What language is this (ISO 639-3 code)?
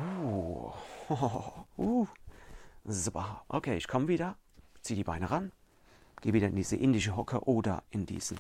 deu